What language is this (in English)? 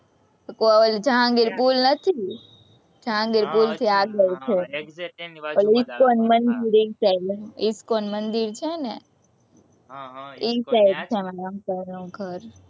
Gujarati